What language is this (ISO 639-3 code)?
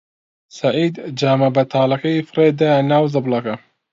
ckb